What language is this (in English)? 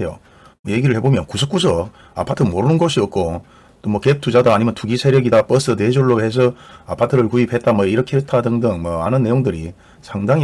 Korean